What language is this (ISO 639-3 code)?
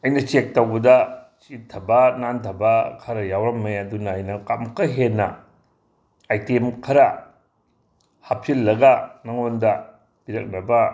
mni